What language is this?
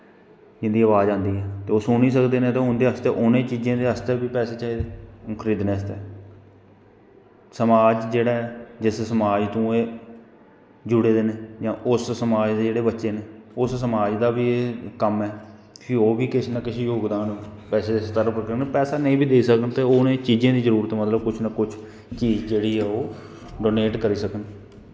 Dogri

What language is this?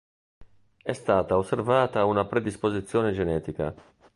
Italian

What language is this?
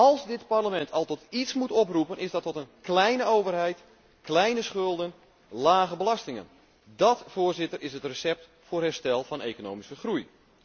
Dutch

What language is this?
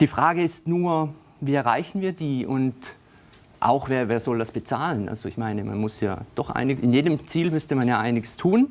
German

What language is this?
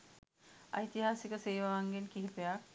Sinhala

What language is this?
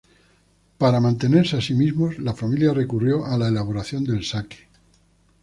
Spanish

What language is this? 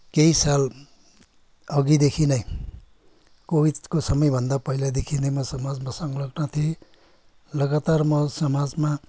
Nepali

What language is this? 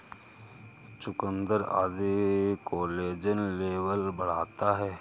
Hindi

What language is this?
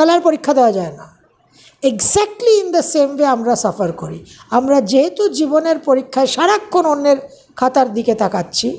Bangla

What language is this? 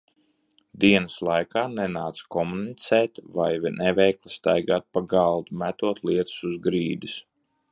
Latvian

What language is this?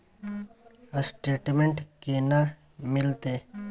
Maithili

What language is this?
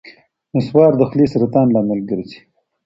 Pashto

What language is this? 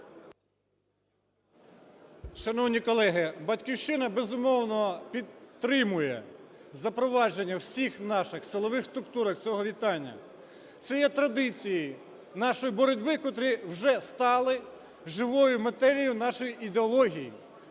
Ukrainian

